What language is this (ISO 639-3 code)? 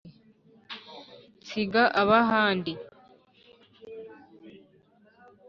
kin